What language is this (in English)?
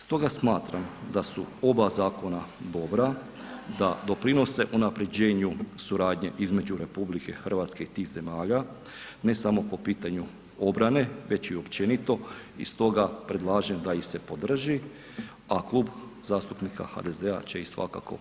Croatian